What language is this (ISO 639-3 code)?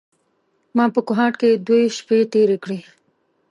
pus